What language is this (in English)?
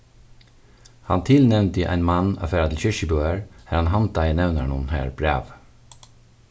Faroese